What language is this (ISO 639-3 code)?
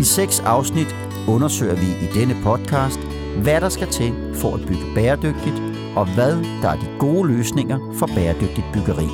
dan